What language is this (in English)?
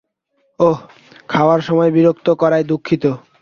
Bangla